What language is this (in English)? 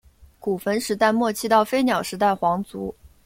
Chinese